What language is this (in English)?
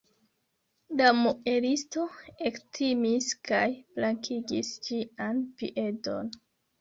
Esperanto